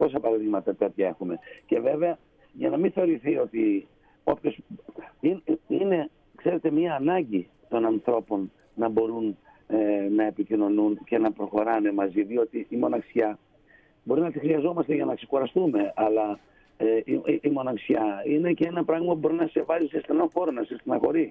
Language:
Greek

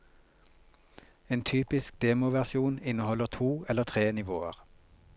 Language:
Norwegian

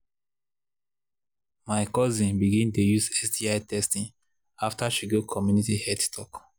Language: Nigerian Pidgin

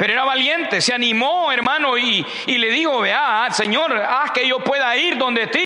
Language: Spanish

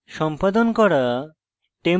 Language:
Bangla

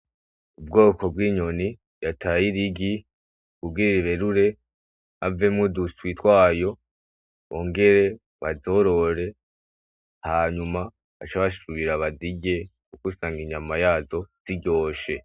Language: Rundi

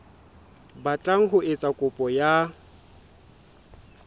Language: Southern Sotho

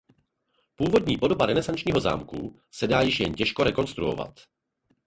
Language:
Czech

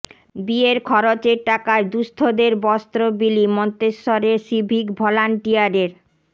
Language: Bangla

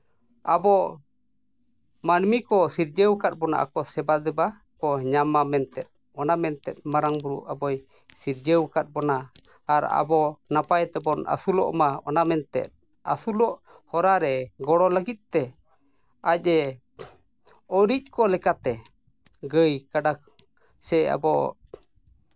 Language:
Santali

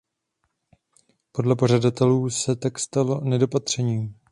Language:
Czech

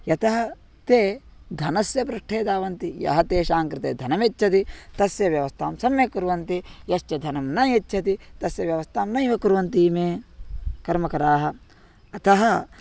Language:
Sanskrit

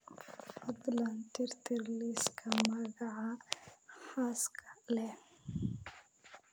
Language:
Somali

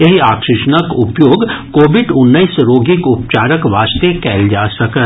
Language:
Maithili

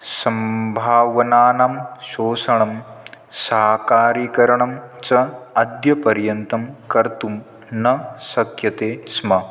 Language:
Sanskrit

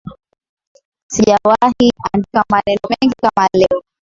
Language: Swahili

